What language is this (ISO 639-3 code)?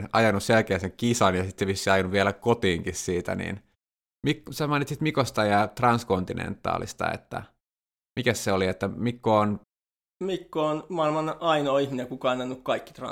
fin